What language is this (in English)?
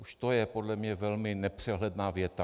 Czech